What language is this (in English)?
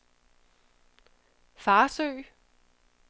Danish